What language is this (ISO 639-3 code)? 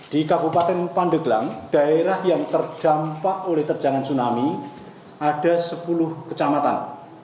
ind